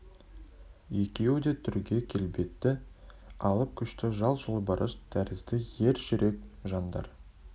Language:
Kazakh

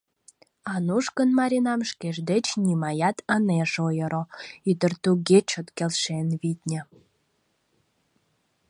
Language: Mari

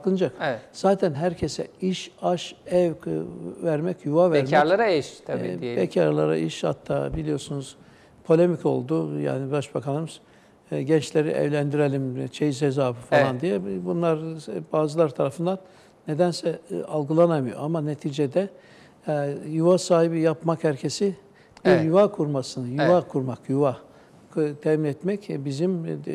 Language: Turkish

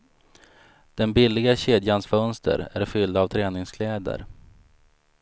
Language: Swedish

